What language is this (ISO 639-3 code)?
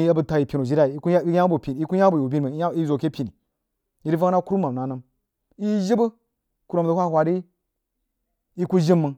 juo